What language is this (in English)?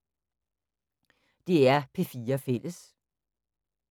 Danish